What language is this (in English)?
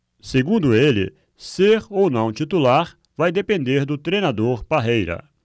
Portuguese